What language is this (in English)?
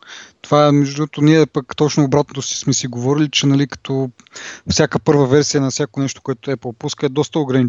Bulgarian